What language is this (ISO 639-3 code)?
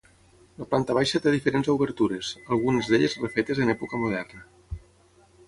cat